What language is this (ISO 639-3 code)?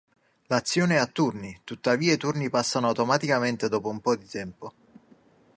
ita